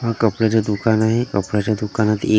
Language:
Marathi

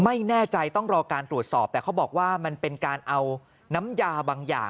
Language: Thai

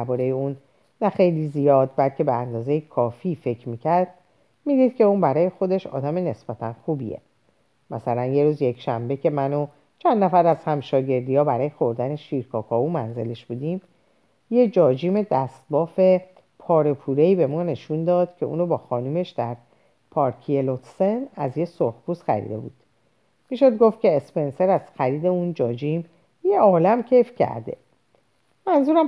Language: Persian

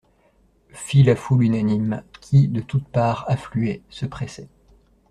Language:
French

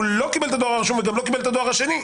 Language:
Hebrew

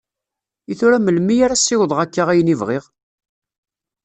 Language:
Kabyle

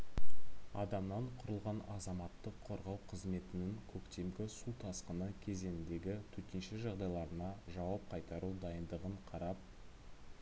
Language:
Kazakh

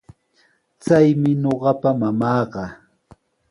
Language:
Sihuas Ancash Quechua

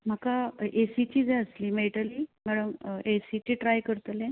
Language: Konkani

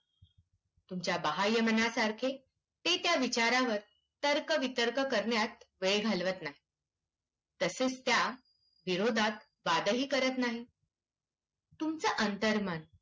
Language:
Marathi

